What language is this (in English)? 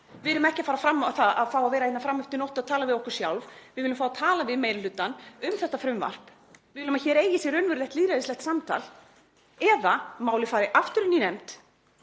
Icelandic